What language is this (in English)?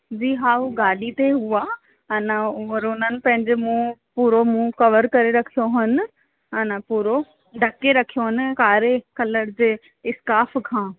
Sindhi